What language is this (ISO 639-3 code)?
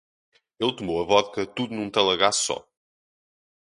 por